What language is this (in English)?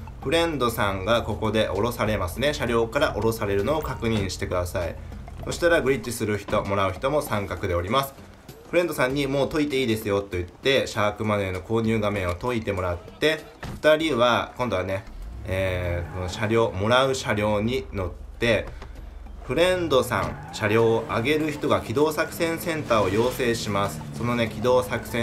Japanese